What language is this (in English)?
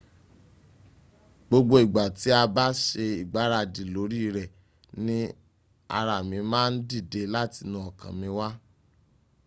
Yoruba